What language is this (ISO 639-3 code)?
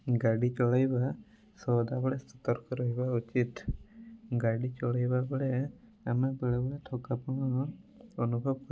ori